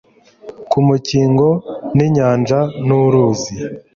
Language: Kinyarwanda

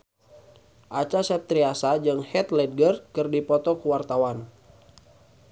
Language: Sundanese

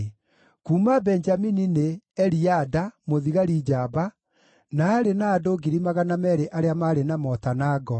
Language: Kikuyu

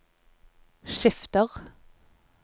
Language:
Norwegian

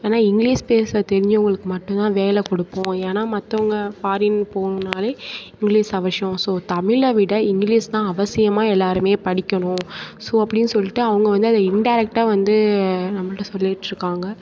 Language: Tamil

